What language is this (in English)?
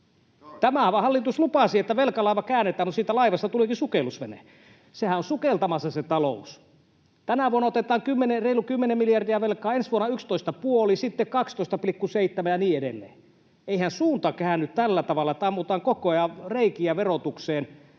Finnish